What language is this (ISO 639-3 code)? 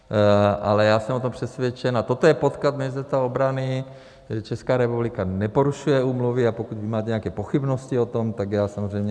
ces